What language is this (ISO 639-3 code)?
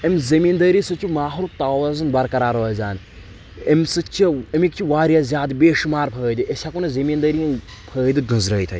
kas